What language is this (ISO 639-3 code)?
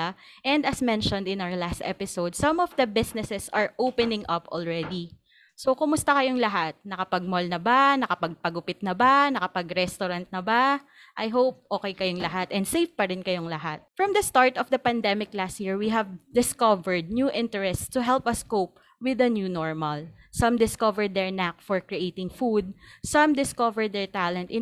fil